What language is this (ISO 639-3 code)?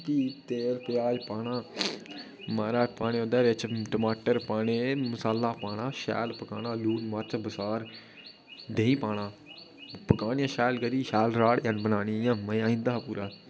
doi